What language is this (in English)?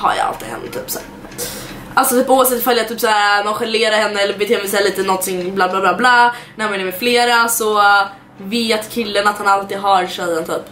Swedish